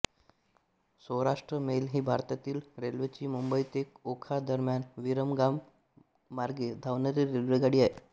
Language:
Marathi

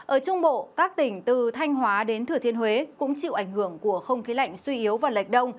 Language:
Vietnamese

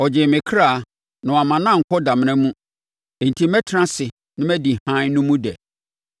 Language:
Akan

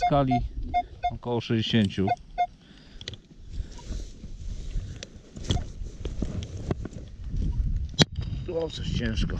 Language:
Polish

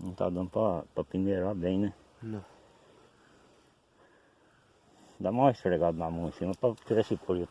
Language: Portuguese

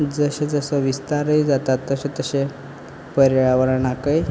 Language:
Konkani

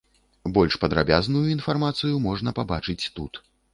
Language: Belarusian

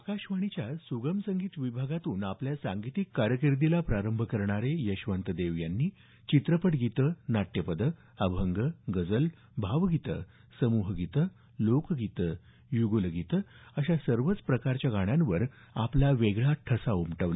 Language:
Marathi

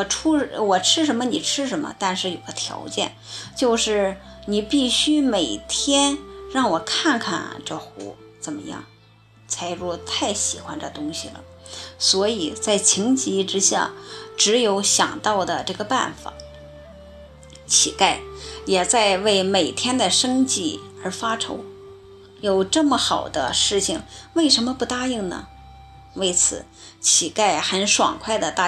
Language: Chinese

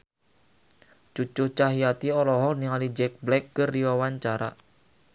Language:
Sundanese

